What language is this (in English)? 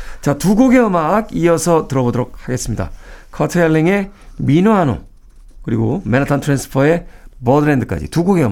Korean